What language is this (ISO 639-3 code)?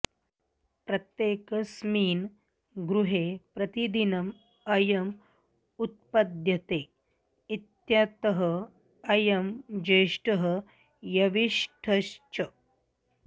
san